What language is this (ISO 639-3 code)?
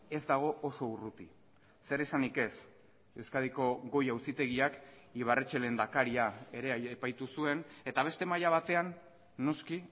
eus